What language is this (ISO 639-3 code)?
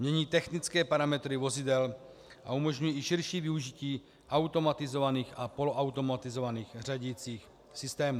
ces